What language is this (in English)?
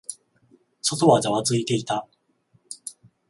Japanese